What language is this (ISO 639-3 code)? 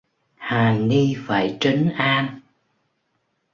vie